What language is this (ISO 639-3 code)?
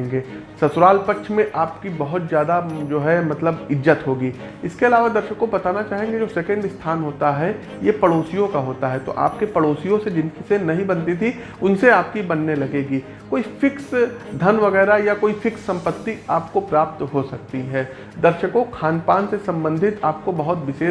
hin